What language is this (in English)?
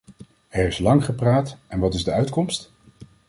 Dutch